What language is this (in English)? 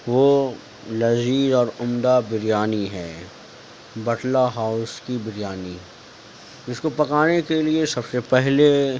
Urdu